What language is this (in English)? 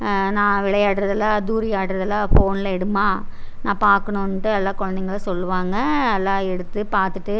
Tamil